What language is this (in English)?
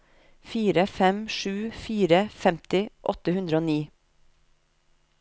Norwegian